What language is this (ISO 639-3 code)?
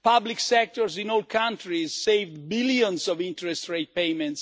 eng